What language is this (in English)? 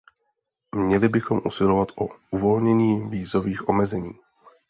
Czech